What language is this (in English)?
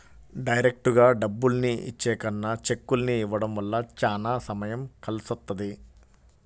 Telugu